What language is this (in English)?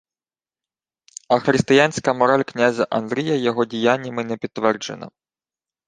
Ukrainian